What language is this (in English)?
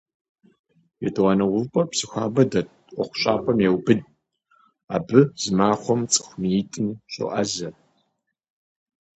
Kabardian